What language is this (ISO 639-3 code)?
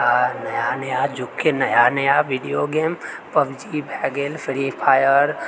mai